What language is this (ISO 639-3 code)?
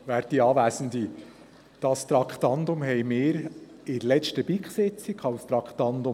gsw